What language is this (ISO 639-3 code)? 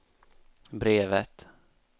swe